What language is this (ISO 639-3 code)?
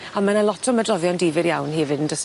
cym